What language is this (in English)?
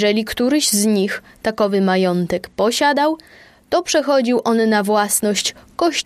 Polish